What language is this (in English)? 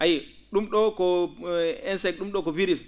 Fula